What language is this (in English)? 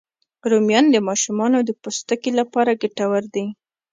Pashto